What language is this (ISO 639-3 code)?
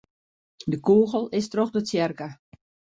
fry